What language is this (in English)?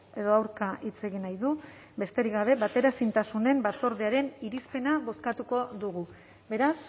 Basque